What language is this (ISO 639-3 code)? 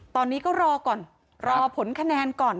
tha